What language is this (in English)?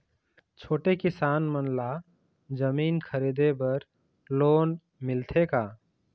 Chhattisgarhi